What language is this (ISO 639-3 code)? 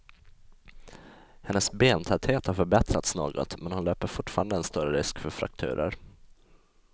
swe